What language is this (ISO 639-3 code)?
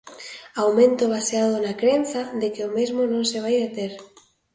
glg